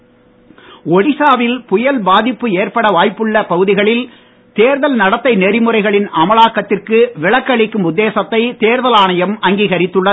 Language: Tamil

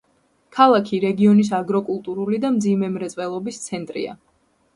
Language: Georgian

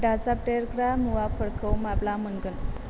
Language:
Bodo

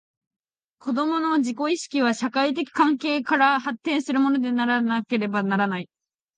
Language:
Japanese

